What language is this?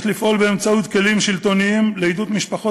Hebrew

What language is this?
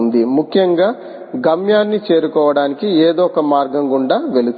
Telugu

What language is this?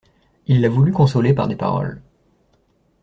French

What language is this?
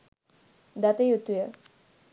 Sinhala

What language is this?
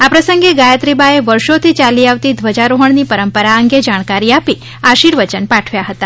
Gujarati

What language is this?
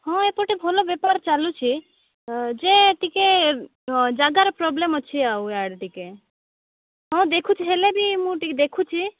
Odia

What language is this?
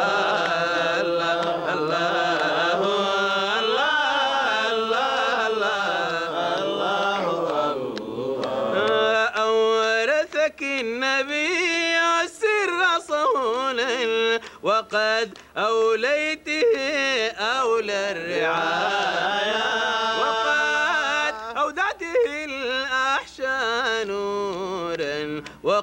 Arabic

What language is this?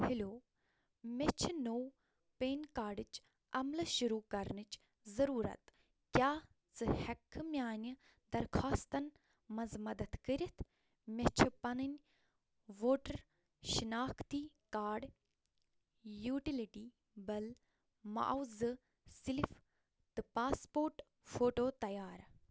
Kashmiri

